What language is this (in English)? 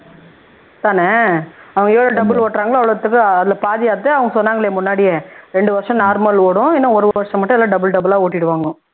Tamil